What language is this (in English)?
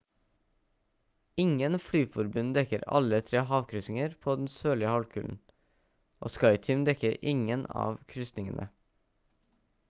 Norwegian Bokmål